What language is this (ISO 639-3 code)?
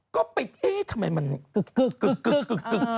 tha